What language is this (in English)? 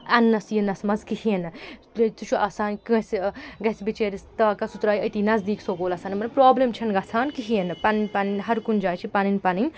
Kashmiri